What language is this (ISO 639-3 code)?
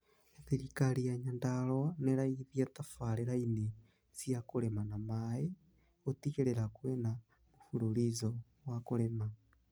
kik